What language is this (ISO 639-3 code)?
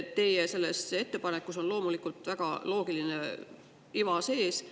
est